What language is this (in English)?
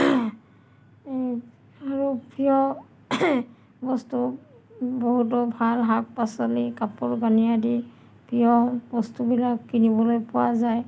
Assamese